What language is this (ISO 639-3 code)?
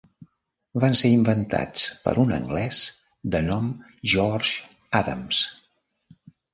cat